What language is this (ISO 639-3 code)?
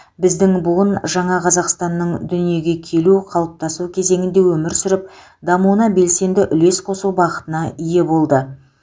kaz